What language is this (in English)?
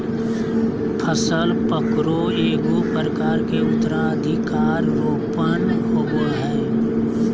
Magahi